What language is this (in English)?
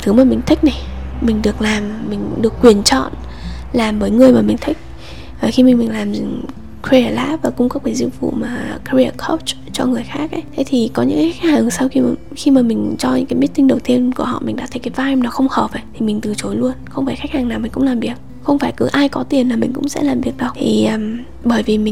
Vietnamese